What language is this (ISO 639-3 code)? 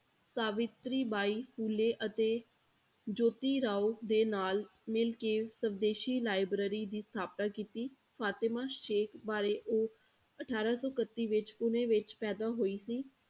pan